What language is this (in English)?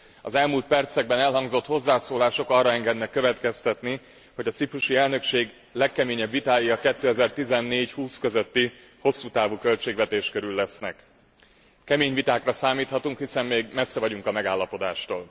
Hungarian